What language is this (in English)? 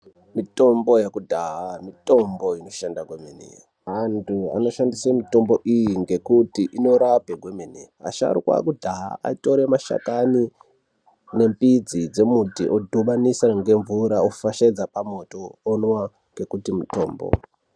Ndau